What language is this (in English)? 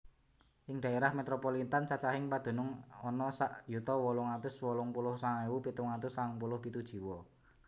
Javanese